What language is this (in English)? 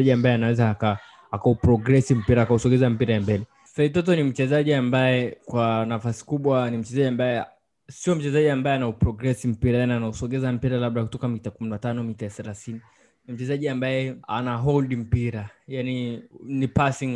Swahili